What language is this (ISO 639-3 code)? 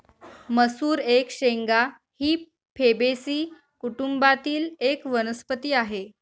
mar